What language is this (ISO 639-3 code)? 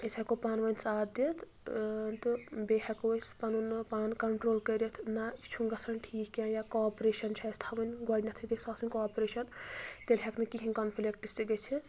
kas